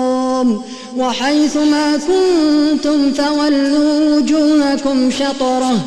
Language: Arabic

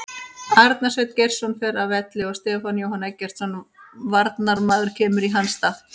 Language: Icelandic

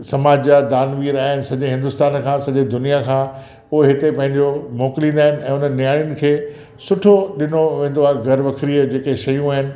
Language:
Sindhi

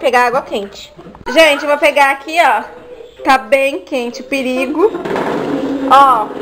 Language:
Portuguese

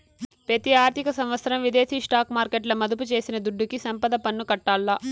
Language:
Telugu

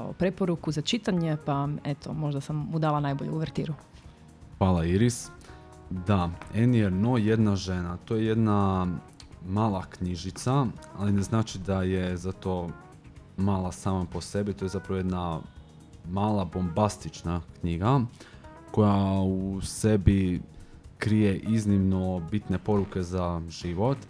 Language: Croatian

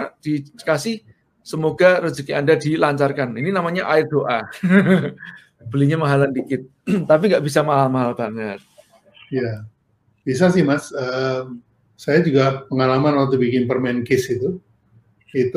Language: Indonesian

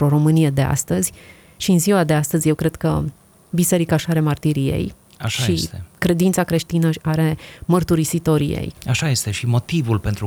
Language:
Romanian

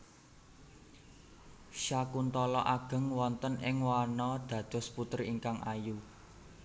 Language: Javanese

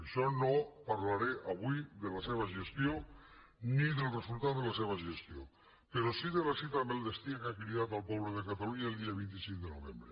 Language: Catalan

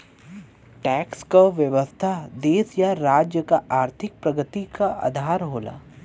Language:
Bhojpuri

